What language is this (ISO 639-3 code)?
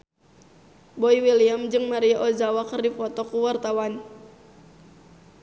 sun